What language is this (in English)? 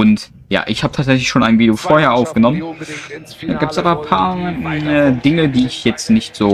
German